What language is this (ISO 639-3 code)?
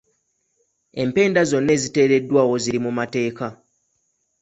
lug